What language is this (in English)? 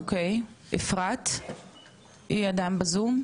Hebrew